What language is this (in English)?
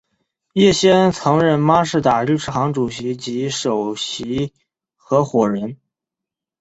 Chinese